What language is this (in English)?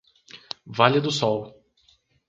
Portuguese